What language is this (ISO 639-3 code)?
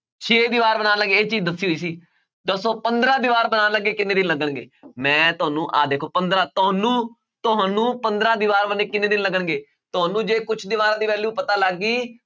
pan